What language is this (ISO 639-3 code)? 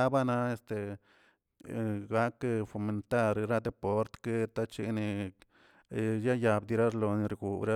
zts